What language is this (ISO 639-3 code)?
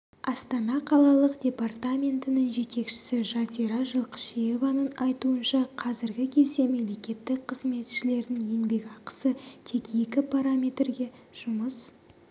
kaz